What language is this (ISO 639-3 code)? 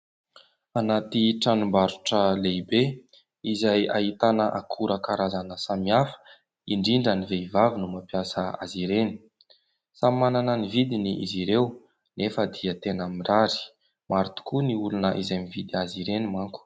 mlg